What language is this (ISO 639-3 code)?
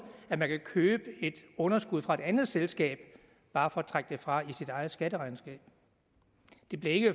dan